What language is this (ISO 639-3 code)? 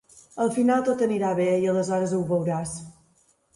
cat